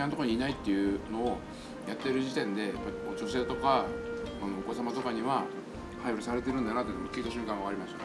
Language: Japanese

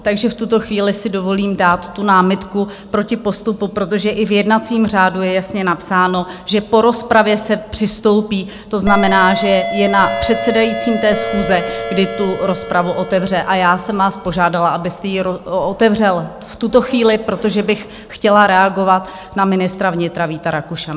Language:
Czech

